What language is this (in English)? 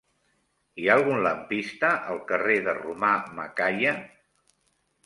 Catalan